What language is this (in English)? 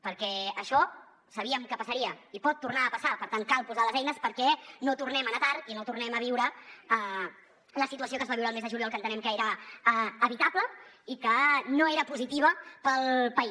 Catalan